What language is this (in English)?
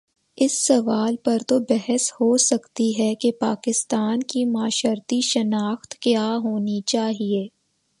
Urdu